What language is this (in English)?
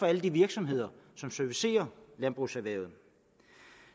Danish